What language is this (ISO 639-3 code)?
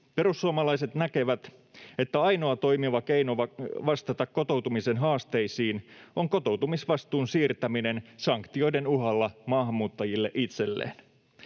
fin